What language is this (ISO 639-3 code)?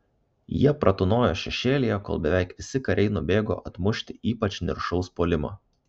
lit